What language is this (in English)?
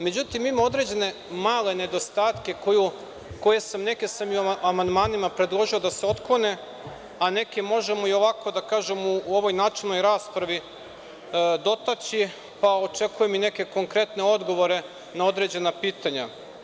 Serbian